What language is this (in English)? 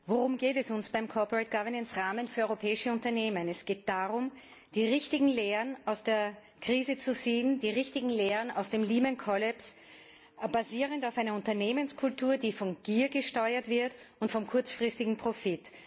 German